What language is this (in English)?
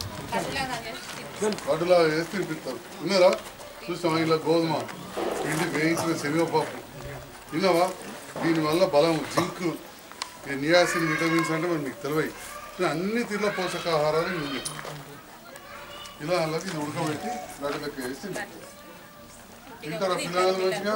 Romanian